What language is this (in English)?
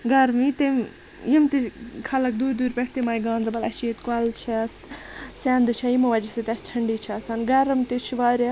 Kashmiri